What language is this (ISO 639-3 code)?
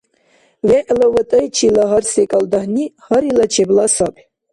dar